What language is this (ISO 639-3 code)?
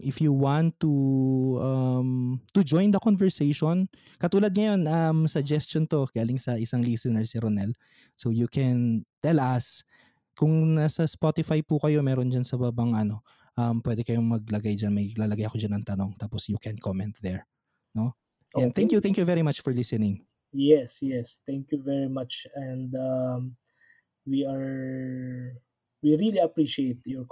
fil